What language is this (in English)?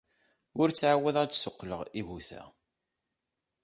Kabyle